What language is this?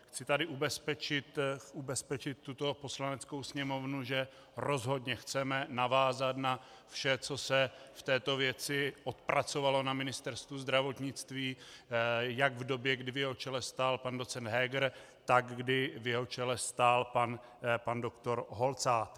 Czech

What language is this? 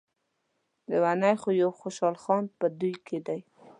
Pashto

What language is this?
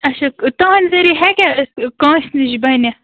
Kashmiri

